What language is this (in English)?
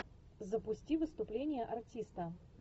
Russian